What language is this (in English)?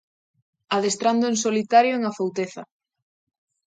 Galician